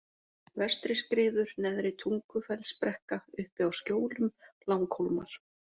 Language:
Icelandic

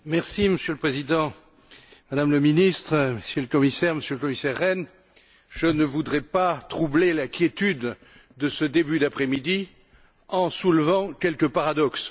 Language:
French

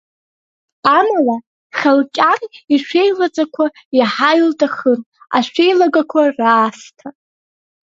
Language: Abkhazian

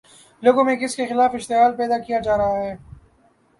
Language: Urdu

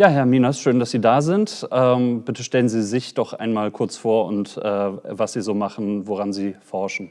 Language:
German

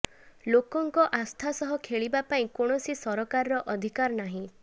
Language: Odia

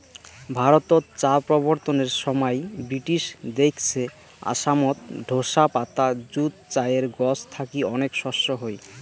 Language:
Bangla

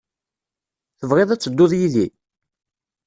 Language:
Kabyle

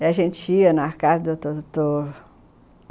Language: Portuguese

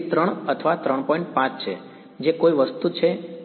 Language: Gujarati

